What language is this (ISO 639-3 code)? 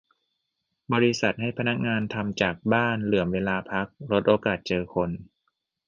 tha